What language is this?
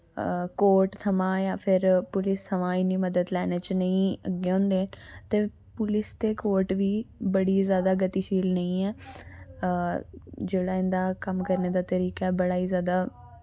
Dogri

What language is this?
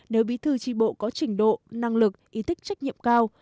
Vietnamese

